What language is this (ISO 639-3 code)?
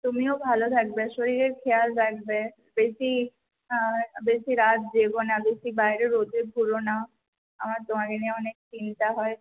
ben